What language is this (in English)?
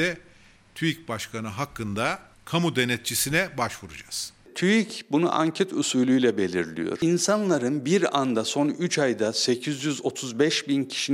Turkish